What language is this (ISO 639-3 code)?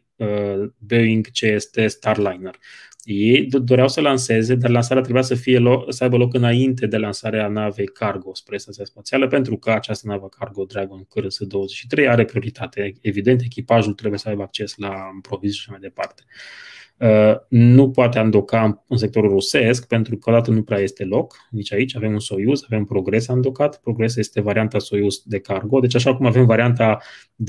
ron